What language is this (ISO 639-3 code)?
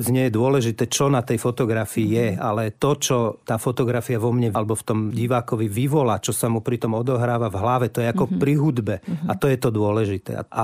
slk